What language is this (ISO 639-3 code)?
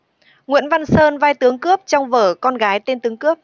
vie